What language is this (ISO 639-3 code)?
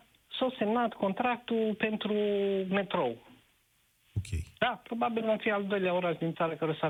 ron